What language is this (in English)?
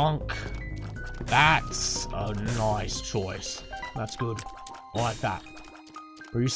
English